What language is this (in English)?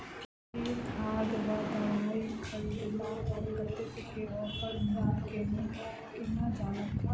Maithili